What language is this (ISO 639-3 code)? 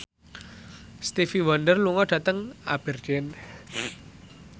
jav